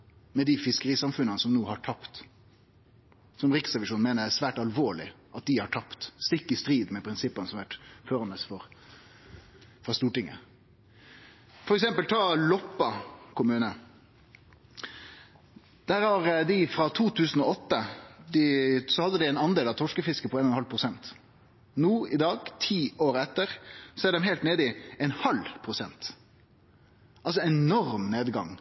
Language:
Norwegian Nynorsk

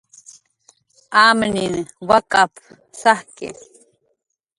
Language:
Jaqaru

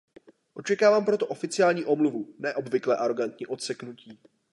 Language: Czech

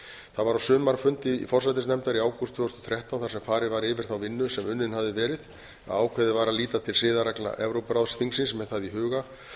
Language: Icelandic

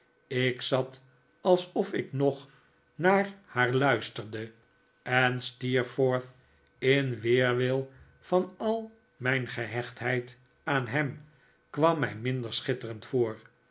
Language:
Dutch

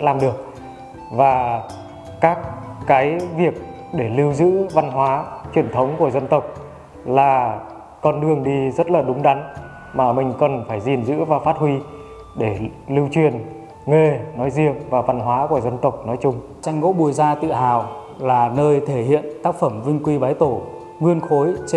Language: Vietnamese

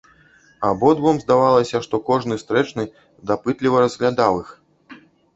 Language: Belarusian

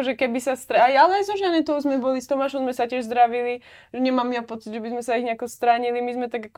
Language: Czech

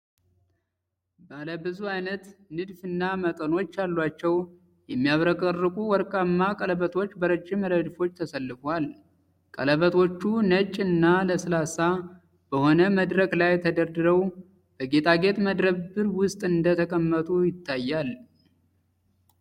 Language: Amharic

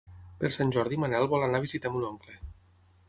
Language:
Catalan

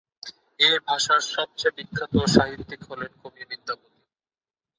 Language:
Bangla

